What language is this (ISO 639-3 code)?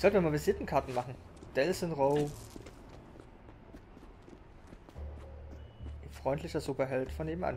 deu